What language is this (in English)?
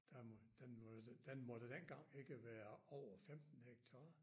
Danish